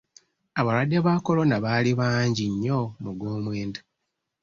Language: Ganda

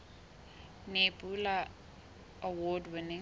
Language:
Southern Sotho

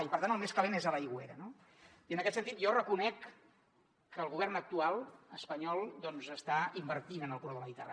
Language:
Catalan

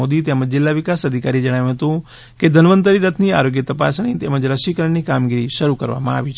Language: Gujarati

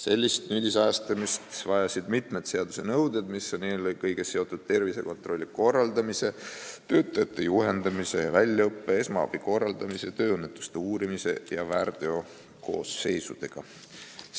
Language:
Estonian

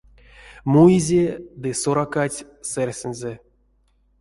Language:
Erzya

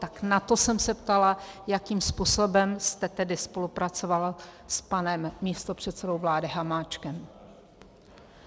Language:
Czech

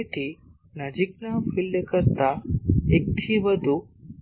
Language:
Gujarati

